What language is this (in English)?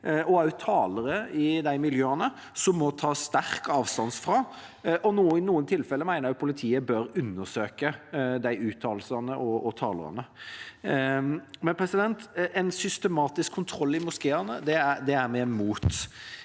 Norwegian